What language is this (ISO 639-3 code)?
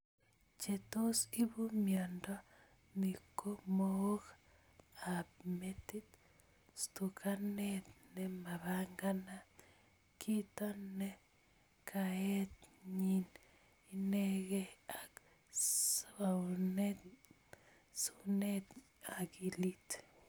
kln